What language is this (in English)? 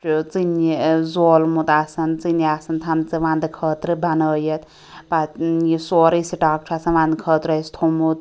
Kashmiri